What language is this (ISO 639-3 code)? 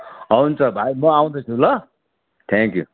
nep